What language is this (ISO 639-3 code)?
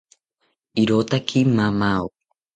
cpy